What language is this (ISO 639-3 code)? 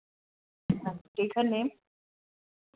doi